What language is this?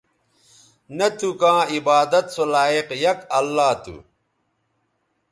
Bateri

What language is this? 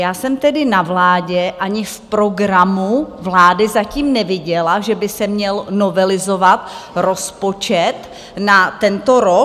Czech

